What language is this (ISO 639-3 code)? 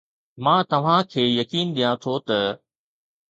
snd